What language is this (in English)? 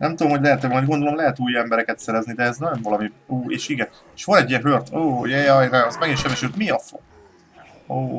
Hungarian